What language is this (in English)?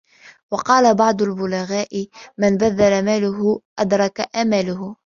Arabic